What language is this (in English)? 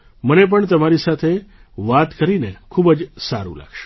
Gujarati